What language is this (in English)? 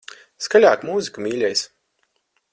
Latvian